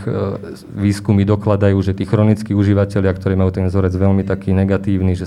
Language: Slovak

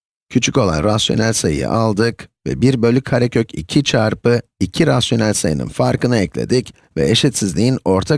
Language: Turkish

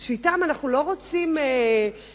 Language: Hebrew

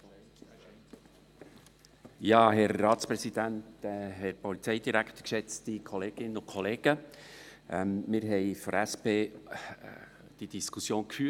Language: Swiss German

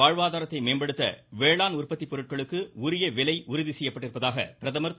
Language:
Tamil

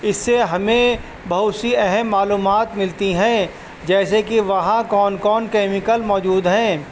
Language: Urdu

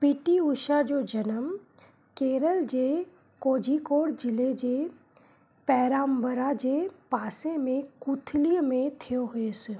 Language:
Sindhi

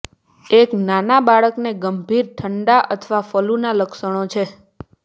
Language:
Gujarati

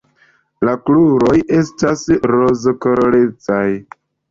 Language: Esperanto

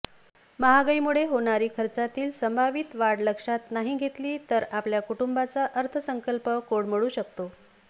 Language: Marathi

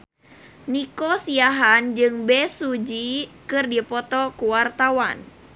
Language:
Sundanese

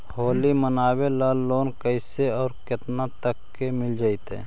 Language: Magahi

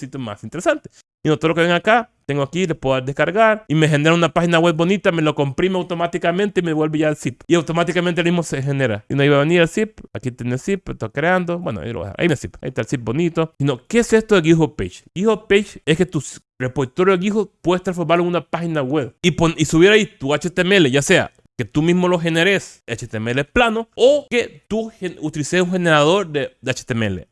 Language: Spanish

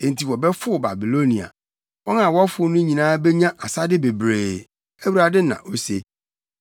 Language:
Akan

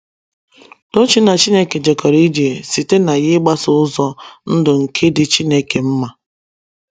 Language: Igbo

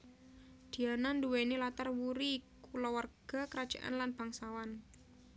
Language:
Javanese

